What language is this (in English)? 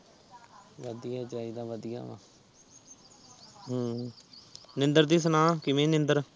Punjabi